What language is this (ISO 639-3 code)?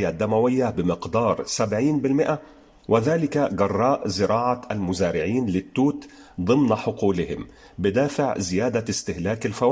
ara